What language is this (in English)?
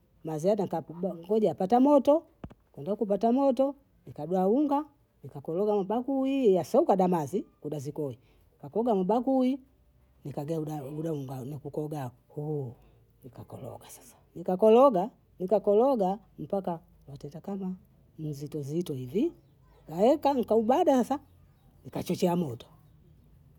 Bondei